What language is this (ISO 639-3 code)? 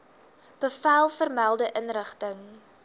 afr